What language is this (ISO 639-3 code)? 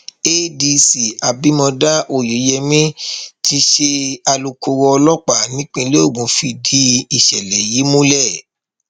yor